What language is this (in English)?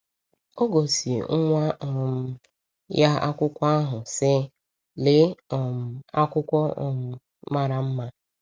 Igbo